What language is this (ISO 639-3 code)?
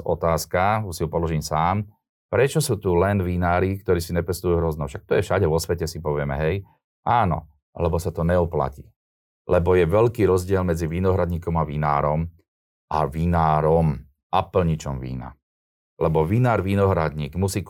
slk